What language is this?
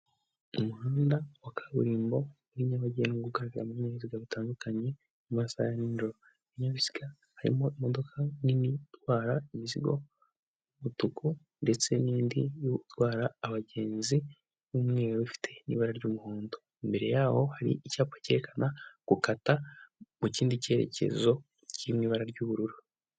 Kinyarwanda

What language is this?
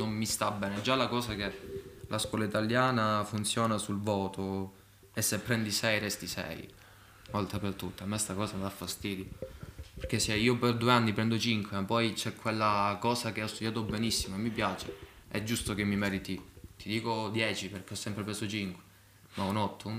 Italian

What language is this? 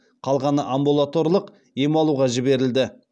Kazakh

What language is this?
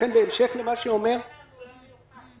Hebrew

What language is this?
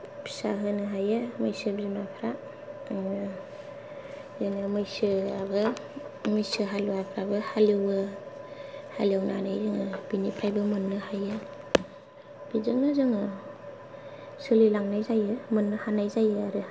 Bodo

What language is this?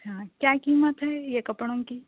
Urdu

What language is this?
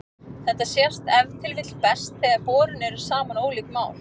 Icelandic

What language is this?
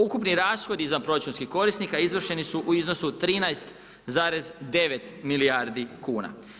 Croatian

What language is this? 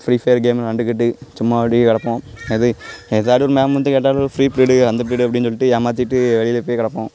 Tamil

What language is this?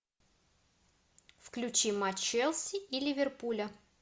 Russian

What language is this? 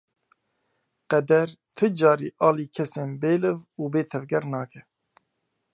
Kurdish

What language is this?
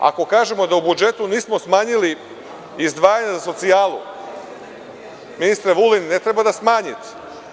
Serbian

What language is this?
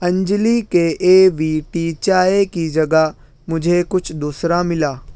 Urdu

